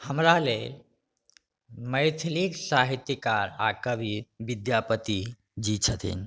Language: Maithili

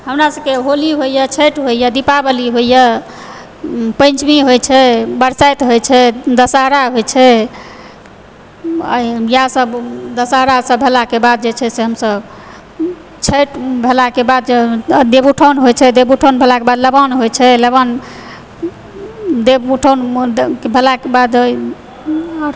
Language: Maithili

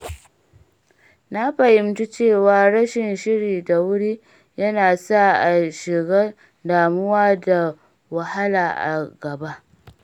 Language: Hausa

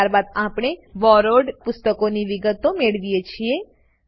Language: Gujarati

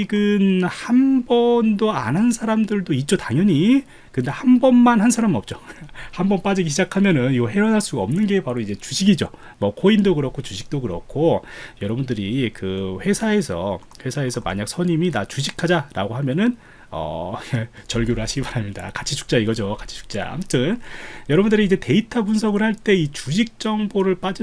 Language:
Korean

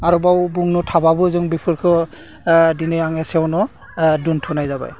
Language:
Bodo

